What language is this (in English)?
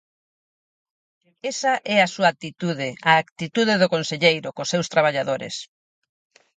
Galician